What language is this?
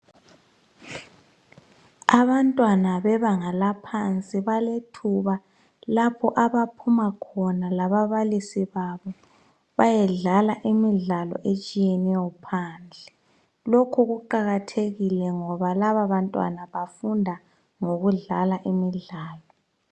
North Ndebele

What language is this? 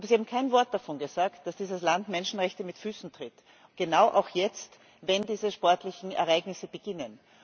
German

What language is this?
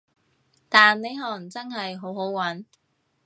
Cantonese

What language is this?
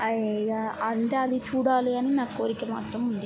Telugu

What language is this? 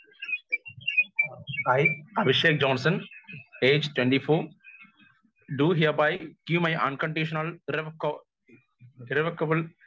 Malayalam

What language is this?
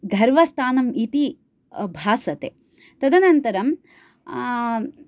Sanskrit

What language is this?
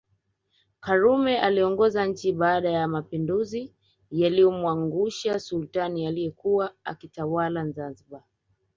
Swahili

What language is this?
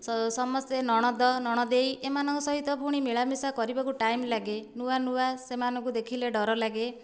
Odia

